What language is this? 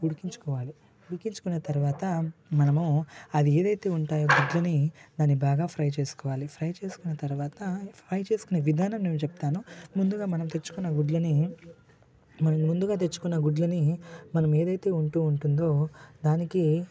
Telugu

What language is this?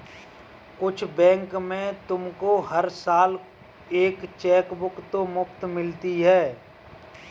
Hindi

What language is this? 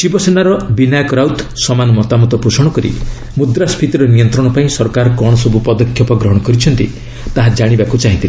Odia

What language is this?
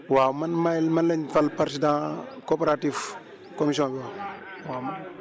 Wolof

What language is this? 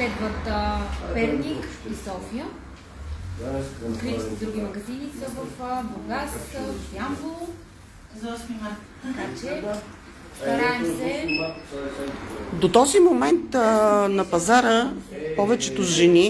Bulgarian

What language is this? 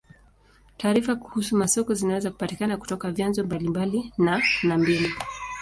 Swahili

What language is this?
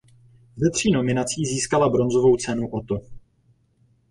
Czech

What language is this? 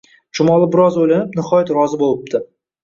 Uzbek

